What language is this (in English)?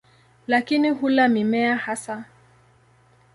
Swahili